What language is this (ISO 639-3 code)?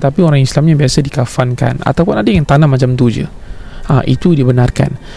msa